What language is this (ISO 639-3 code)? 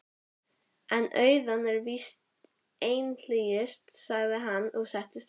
isl